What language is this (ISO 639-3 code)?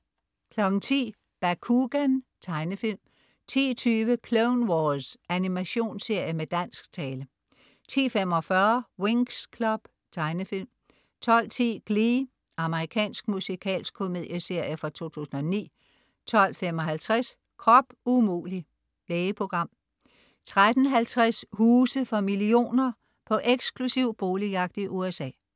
dan